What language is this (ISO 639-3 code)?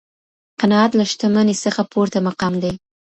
pus